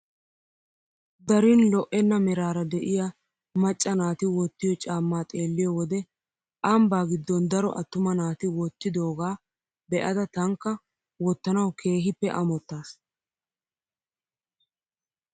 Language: Wolaytta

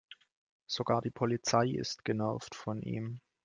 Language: German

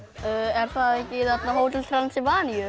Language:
Icelandic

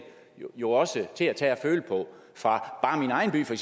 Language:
Danish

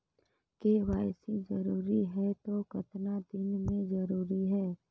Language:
Chhattisgarhi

